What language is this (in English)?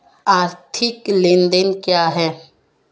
Hindi